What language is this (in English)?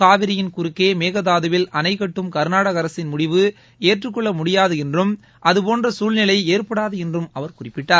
Tamil